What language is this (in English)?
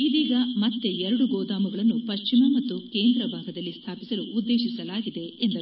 Kannada